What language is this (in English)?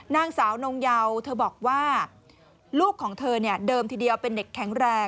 Thai